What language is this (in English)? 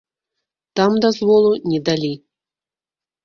Belarusian